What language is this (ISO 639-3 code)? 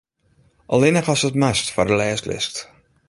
fry